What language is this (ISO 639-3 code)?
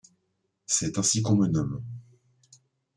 fra